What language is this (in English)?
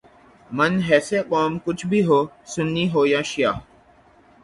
Urdu